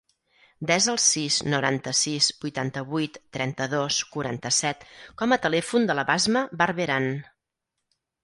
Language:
Catalan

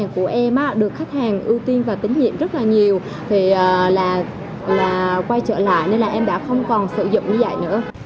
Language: Vietnamese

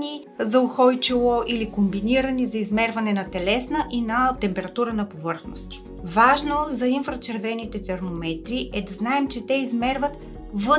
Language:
Bulgarian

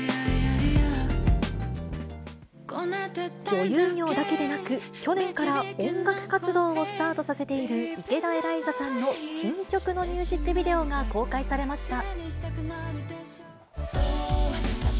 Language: Japanese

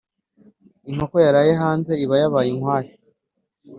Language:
Kinyarwanda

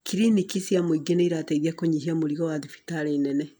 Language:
Kikuyu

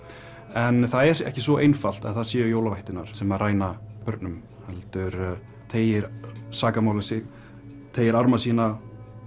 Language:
Icelandic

